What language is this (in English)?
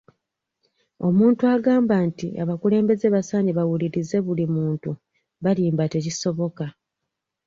Ganda